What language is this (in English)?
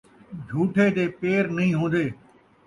Saraiki